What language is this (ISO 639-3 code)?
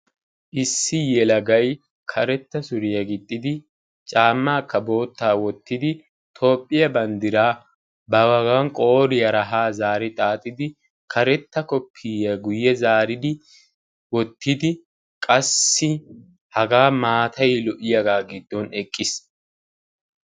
wal